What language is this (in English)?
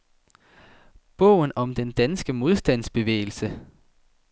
Danish